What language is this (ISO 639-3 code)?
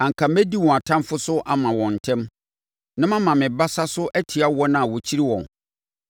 aka